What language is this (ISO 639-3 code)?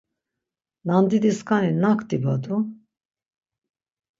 lzz